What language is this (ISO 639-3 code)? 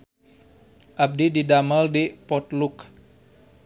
sun